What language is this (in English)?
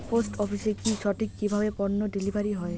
Bangla